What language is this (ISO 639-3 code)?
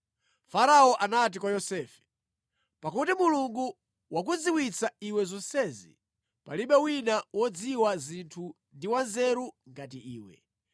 nya